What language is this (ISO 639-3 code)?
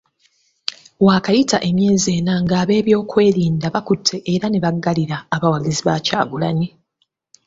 lug